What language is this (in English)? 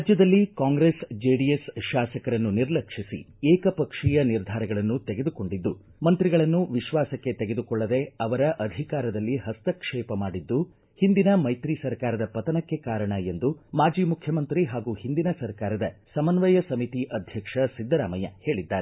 Kannada